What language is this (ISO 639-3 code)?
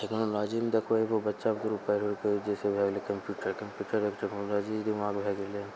mai